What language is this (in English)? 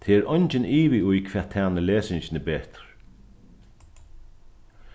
Faroese